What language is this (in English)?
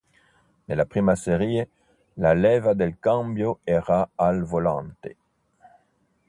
Italian